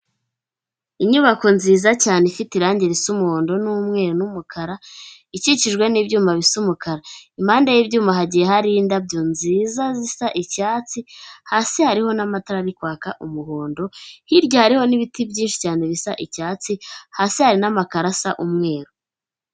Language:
Kinyarwanda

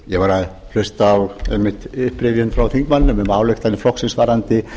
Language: Icelandic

